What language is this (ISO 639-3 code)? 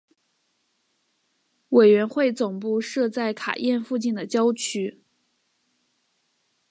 zho